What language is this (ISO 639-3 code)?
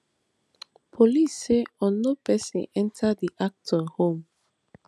pcm